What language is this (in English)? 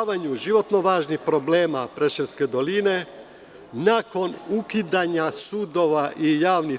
Serbian